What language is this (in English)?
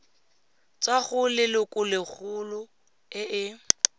Tswana